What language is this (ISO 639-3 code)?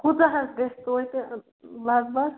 kas